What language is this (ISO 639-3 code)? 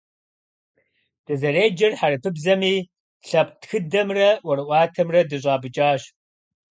kbd